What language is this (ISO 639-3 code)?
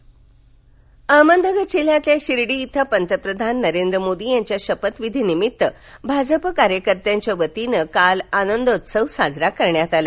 mar